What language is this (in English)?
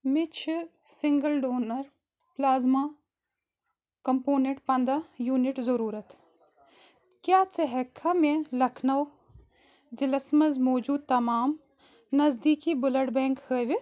Kashmiri